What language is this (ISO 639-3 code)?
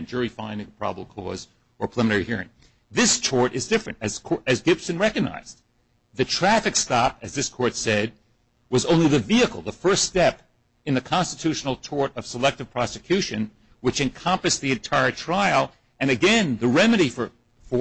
eng